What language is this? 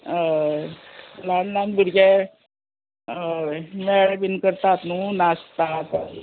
Konkani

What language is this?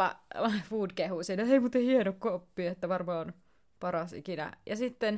Finnish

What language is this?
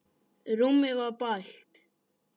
Icelandic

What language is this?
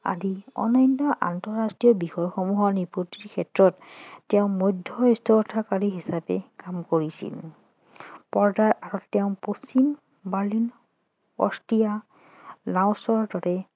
Assamese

